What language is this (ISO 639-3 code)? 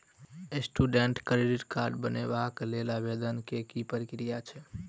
mai